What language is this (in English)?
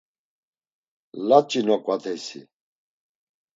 Laz